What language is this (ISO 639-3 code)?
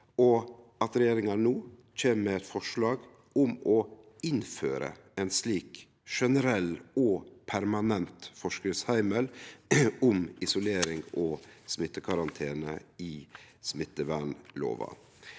nor